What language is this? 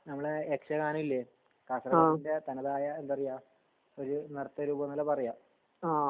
Malayalam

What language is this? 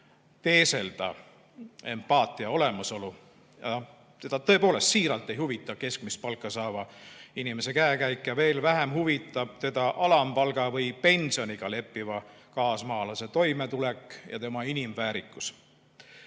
Estonian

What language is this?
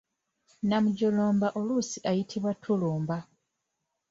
Ganda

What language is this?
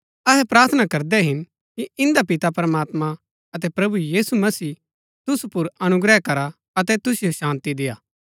Gaddi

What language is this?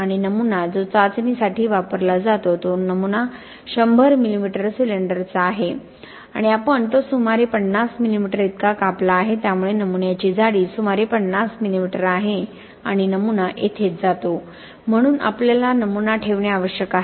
Marathi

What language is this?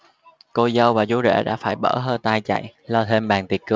Vietnamese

